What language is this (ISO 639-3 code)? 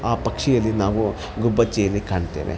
kan